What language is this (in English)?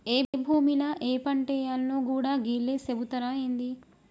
Telugu